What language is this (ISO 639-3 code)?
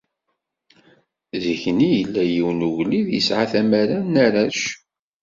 kab